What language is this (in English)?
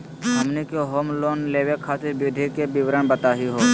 Magahi